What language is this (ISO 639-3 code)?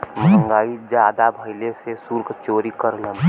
bho